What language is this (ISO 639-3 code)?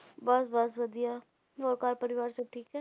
pan